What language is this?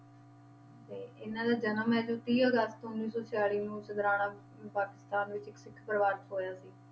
Punjabi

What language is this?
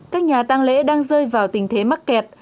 Vietnamese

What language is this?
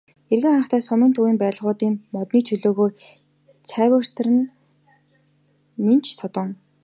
Mongolian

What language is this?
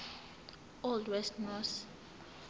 Zulu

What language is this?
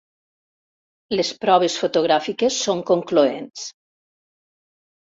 Catalan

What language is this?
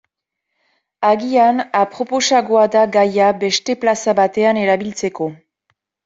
Basque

